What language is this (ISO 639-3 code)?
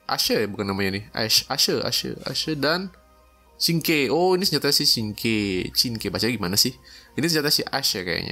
ind